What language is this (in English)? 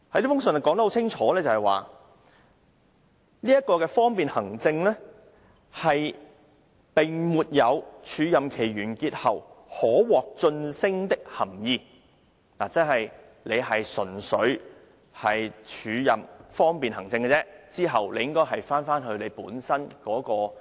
Cantonese